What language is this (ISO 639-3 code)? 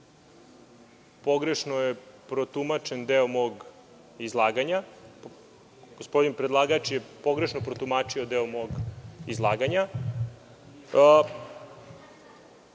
srp